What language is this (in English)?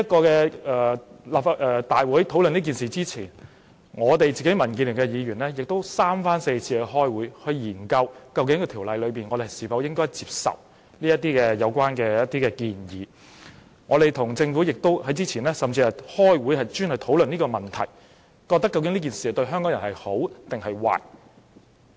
Cantonese